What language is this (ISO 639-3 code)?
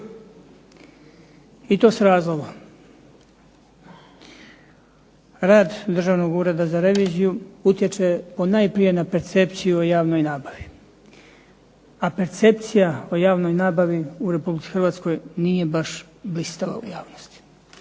hrv